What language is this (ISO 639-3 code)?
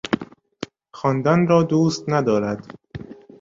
fas